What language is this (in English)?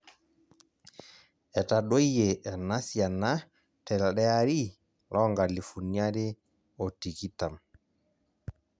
Masai